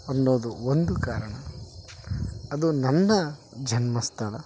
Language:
Kannada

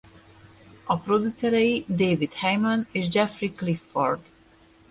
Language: Hungarian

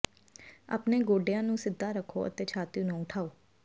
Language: Punjabi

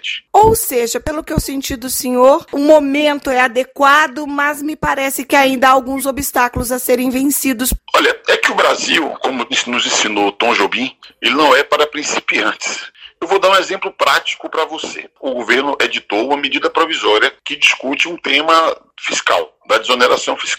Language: Portuguese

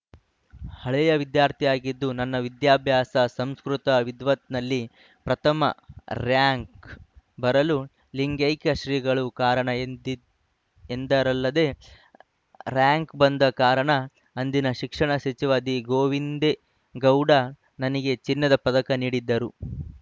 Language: Kannada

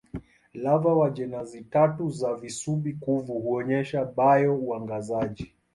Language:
Swahili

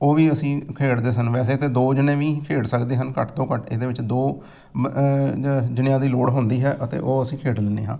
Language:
Punjabi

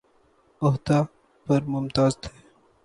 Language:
Urdu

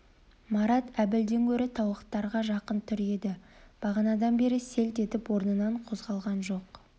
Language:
Kazakh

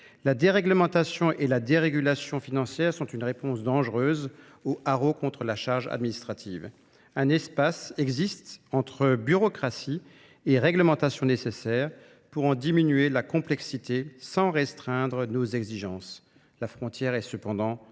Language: French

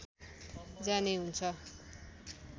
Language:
Nepali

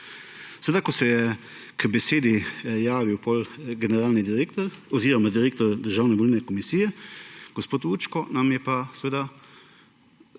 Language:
Slovenian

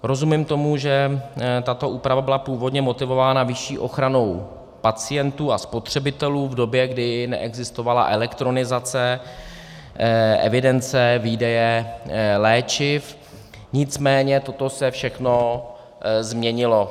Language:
Czech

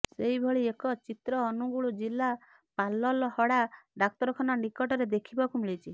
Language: Odia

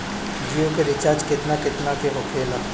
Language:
Bhojpuri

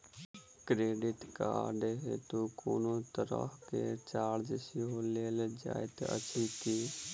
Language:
Maithili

